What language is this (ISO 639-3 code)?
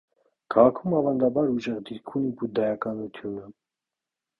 hye